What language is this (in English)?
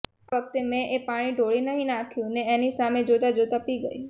Gujarati